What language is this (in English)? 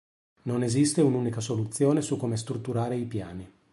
Italian